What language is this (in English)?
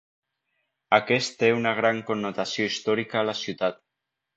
Catalan